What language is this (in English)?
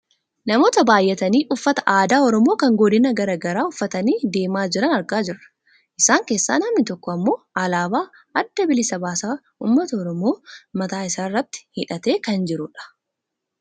Oromo